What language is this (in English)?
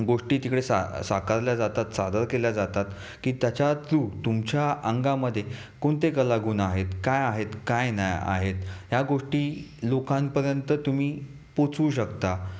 Marathi